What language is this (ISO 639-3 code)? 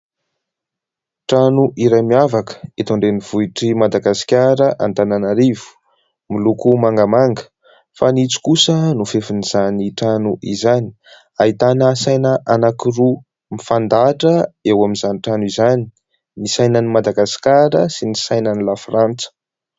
mlg